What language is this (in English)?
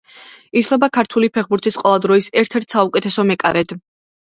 Georgian